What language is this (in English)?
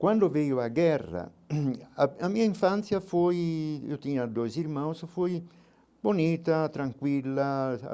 Portuguese